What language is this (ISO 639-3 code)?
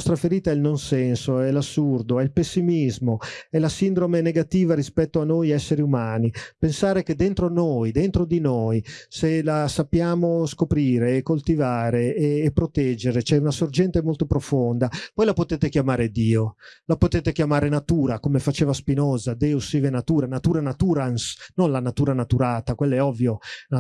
ita